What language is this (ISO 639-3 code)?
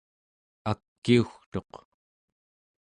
esu